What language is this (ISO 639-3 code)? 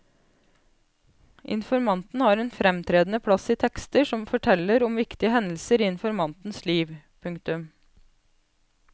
nor